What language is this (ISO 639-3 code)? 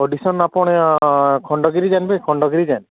ori